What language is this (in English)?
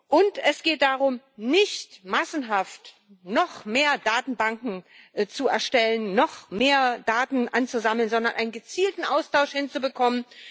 German